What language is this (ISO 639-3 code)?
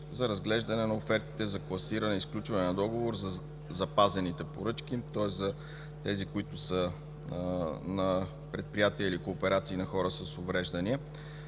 bul